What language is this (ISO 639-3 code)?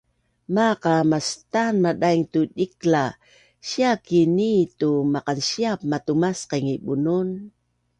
bnn